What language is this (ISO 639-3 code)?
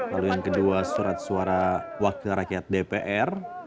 ind